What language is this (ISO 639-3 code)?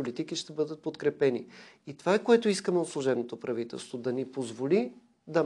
bul